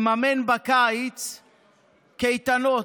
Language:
Hebrew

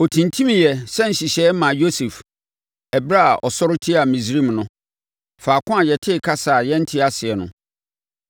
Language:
Akan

